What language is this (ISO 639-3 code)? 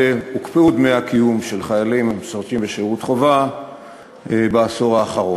heb